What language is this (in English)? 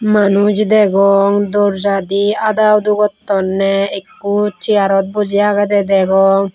Chakma